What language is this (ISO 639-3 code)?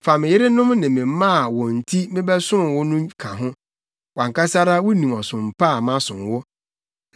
aka